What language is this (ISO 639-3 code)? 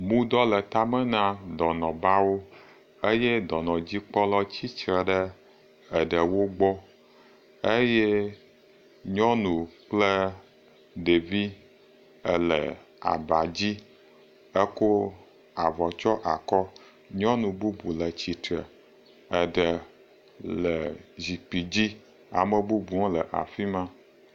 ewe